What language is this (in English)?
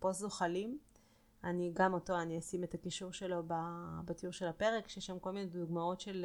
Hebrew